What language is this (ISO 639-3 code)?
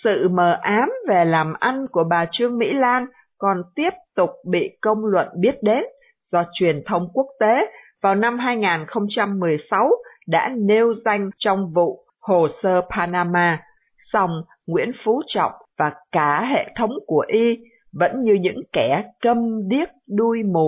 vie